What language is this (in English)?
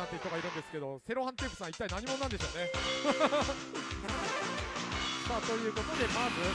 Japanese